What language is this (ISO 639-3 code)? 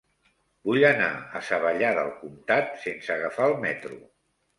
cat